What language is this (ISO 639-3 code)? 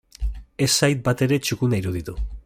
eus